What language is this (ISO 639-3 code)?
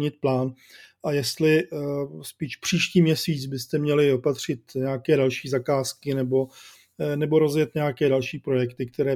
ces